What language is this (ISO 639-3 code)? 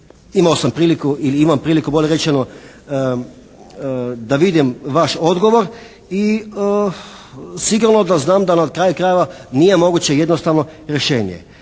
hrv